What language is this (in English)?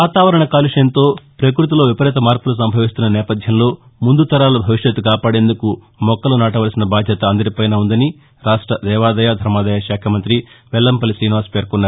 Telugu